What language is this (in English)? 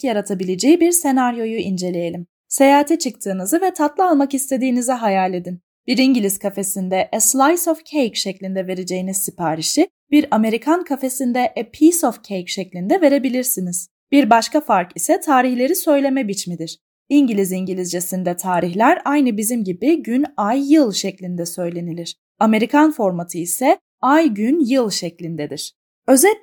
Turkish